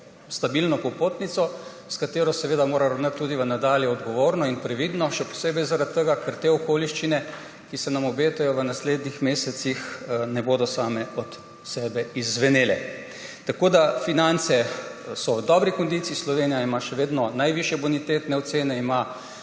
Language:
Slovenian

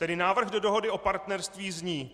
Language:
Czech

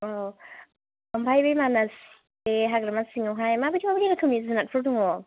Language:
Bodo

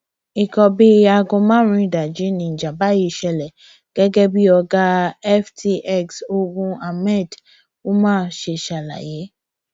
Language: Yoruba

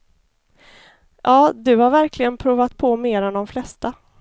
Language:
Swedish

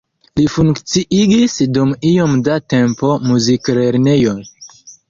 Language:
Esperanto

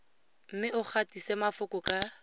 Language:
Tswana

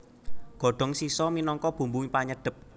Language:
Javanese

